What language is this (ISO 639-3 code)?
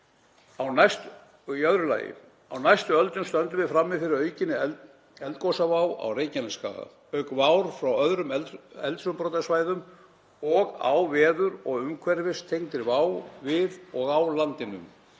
isl